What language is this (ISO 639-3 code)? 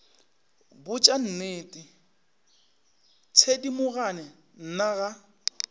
nso